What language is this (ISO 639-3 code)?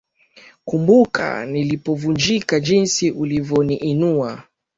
swa